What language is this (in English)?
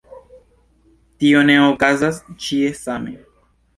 Esperanto